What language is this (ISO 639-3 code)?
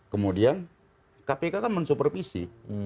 ind